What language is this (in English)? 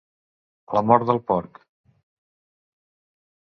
Catalan